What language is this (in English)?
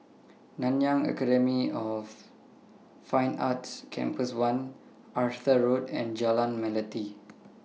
English